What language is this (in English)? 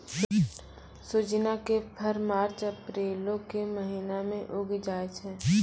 Maithili